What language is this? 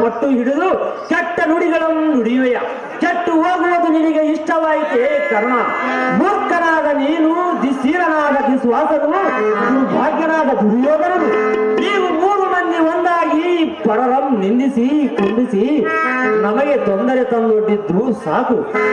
Arabic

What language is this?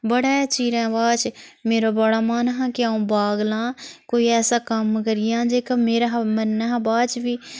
Dogri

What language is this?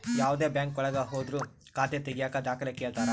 Kannada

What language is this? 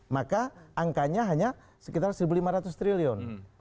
Indonesian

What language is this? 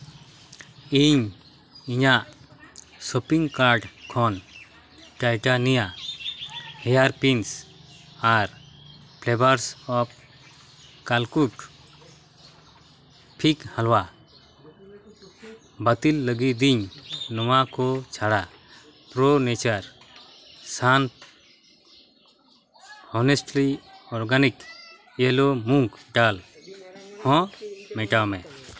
Santali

